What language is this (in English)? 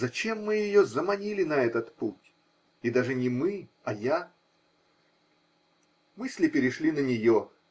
Russian